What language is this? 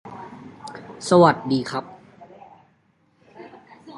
Thai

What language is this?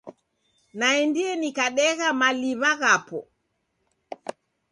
Taita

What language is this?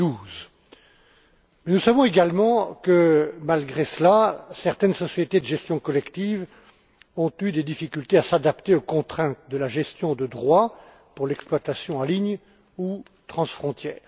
French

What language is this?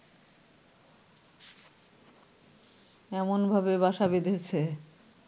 Bangla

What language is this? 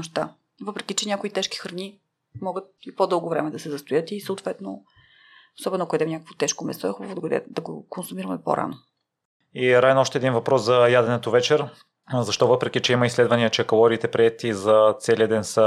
Bulgarian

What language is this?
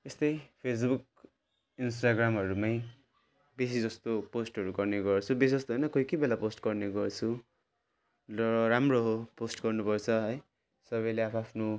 Nepali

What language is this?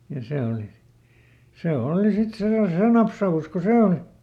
Finnish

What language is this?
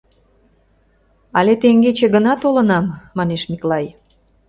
Mari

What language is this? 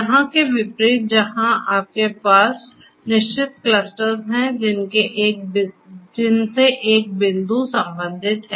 Hindi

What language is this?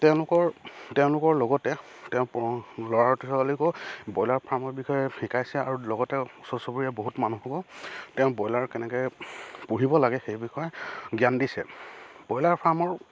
Assamese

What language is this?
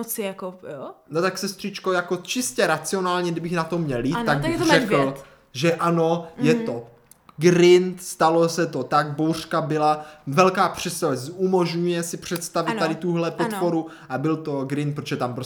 Czech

